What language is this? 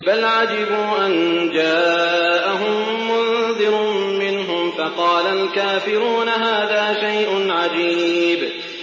Arabic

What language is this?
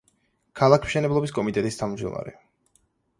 Georgian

